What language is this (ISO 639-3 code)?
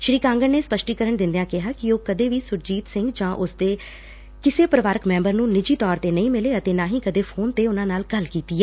pan